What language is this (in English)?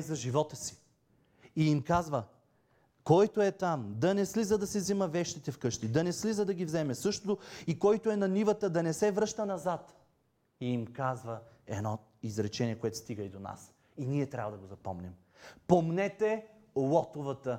Bulgarian